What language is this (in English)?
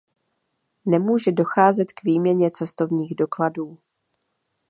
Czech